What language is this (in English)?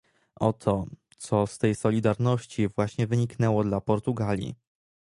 Polish